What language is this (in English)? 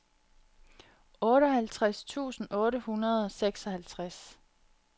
Danish